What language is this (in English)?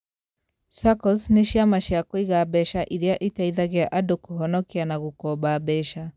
Kikuyu